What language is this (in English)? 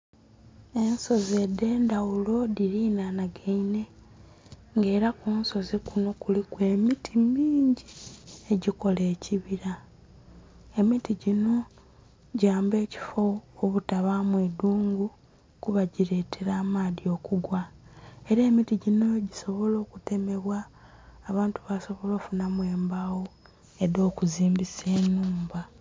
Soga